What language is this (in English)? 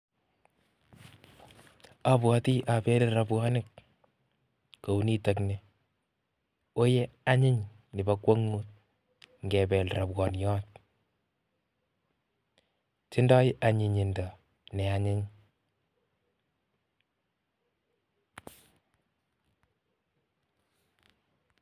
Kalenjin